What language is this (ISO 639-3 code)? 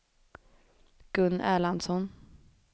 swe